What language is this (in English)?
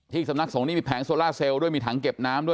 Thai